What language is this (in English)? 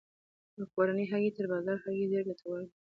Pashto